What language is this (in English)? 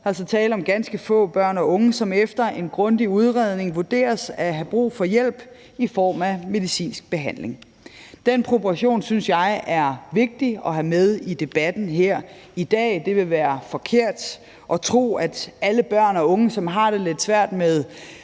Danish